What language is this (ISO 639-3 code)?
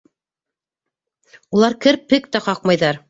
bak